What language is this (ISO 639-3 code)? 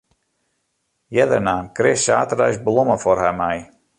fry